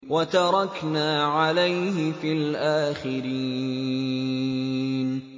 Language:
Arabic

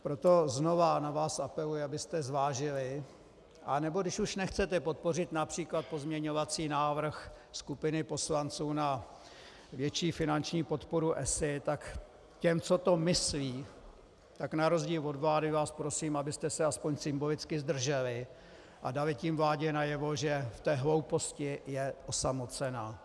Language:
Czech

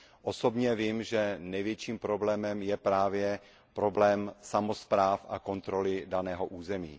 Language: Czech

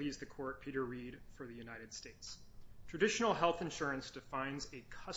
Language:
English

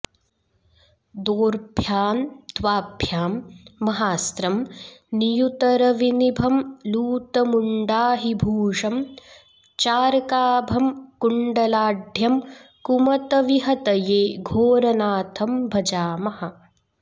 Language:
Sanskrit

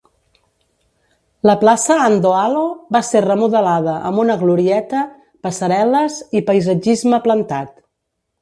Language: Catalan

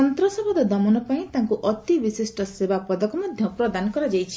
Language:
Odia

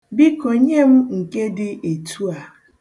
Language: Igbo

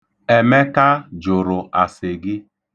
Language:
Igbo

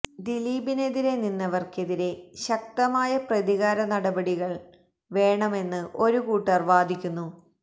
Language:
Malayalam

